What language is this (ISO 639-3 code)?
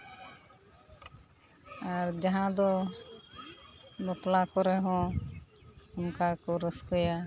sat